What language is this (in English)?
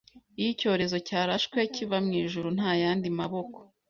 Kinyarwanda